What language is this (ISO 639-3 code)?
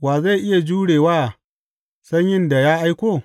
hau